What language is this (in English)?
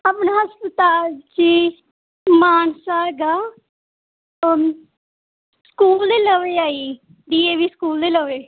Punjabi